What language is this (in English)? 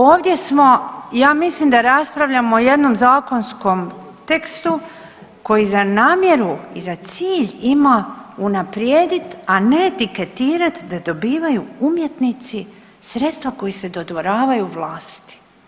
Croatian